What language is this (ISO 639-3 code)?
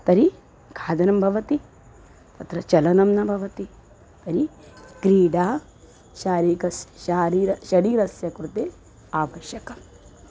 san